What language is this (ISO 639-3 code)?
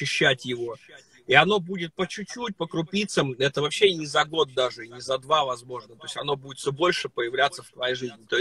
rus